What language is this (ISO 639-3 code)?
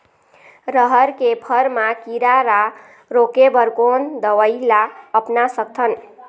hne